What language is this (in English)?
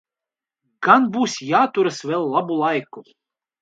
Latvian